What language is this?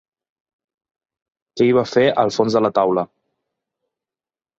Catalan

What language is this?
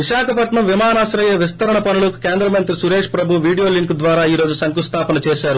Telugu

